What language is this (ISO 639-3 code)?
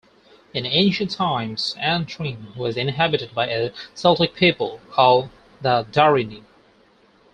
eng